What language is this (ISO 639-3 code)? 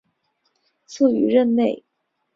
zho